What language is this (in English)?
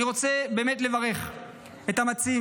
Hebrew